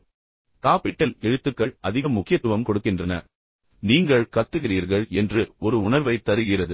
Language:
Tamil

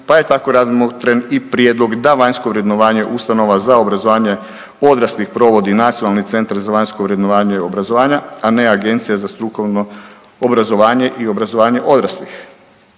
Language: Croatian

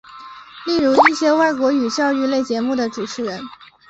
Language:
Chinese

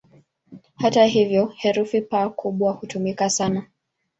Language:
Swahili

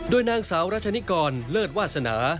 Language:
Thai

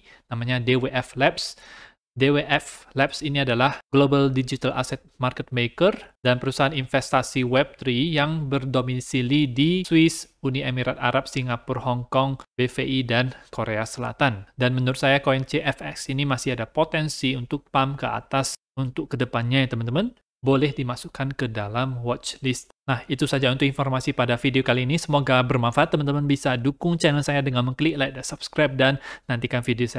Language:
Indonesian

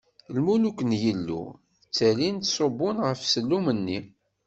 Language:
Kabyle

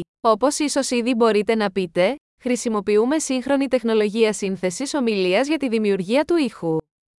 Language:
Greek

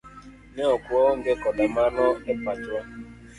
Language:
Luo (Kenya and Tanzania)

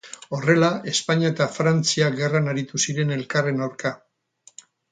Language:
Basque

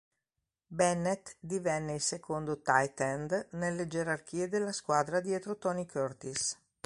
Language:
Italian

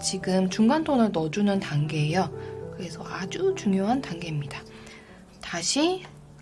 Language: Korean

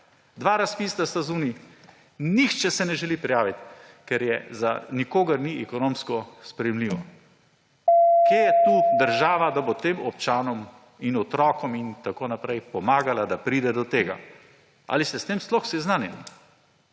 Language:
Slovenian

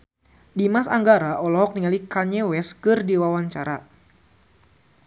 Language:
Sundanese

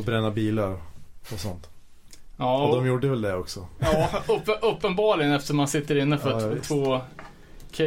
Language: Swedish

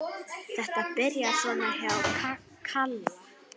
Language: Icelandic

